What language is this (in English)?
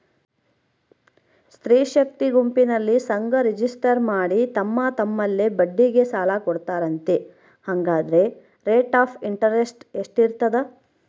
Kannada